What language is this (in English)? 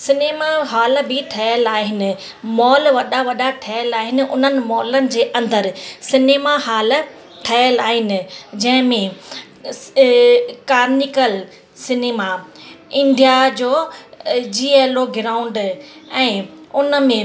Sindhi